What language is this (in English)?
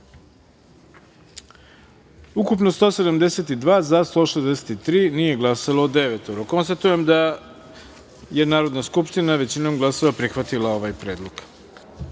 Serbian